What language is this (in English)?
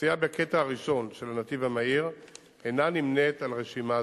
Hebrew